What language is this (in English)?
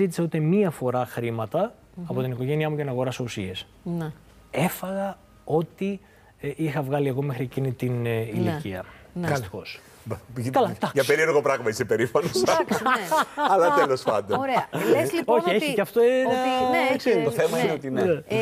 Greek